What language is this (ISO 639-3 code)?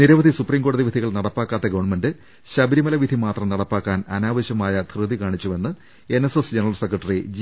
mal